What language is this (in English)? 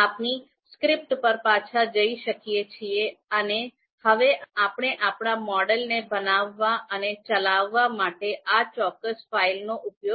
Gujarati